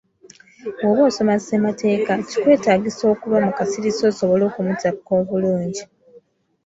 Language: Ganda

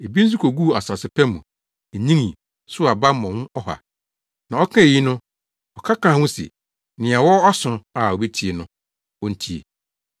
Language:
Akan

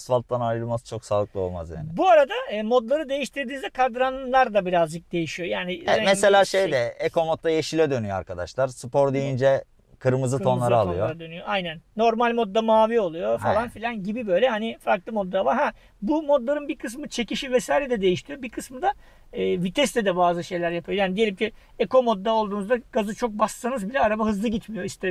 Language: Turkish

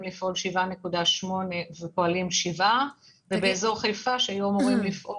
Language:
Hebrew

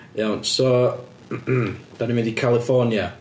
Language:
Welsh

